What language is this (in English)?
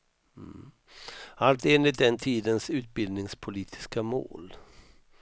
Swedish